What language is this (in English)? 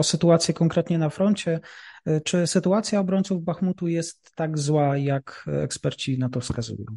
Polish